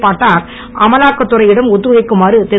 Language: Tamil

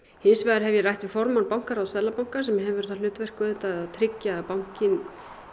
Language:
Icelandic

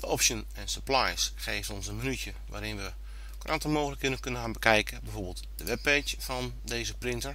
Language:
Dutch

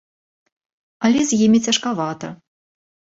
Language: Belarusian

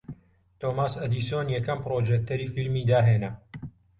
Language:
Central Kurdish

